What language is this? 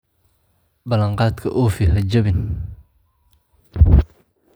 Somali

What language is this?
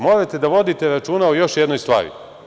Serbian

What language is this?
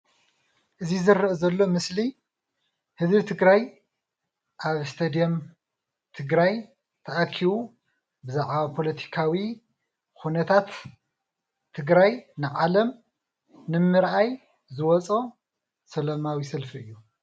Tigrinya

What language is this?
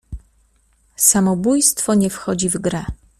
Polish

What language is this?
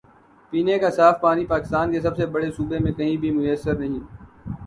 Urdu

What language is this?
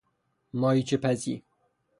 Persian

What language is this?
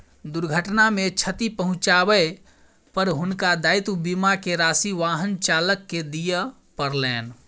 Maithili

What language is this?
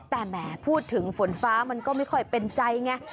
Thai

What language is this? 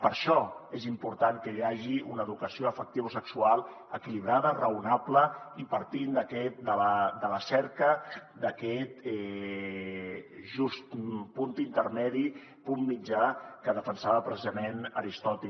Catalan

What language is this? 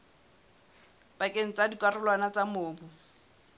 Southern Sotho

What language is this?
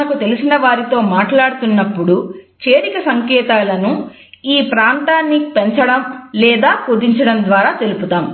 Telugu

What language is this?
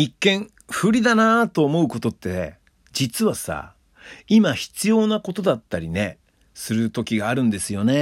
Japanese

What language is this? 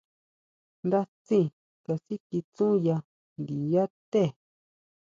Huautla Mazatec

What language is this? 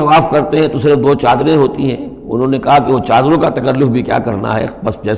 Urdu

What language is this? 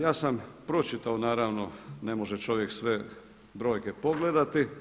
Croatian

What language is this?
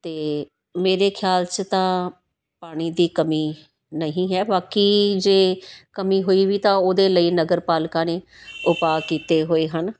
Punjabi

